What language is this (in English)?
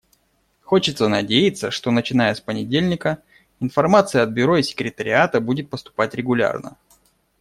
Russian